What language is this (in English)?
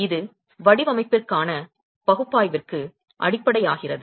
Tamil